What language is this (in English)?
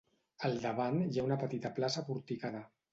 Catalan